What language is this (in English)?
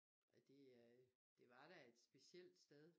Danish